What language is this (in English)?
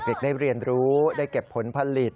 Thai